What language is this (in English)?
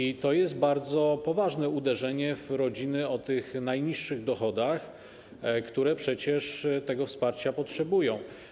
Polish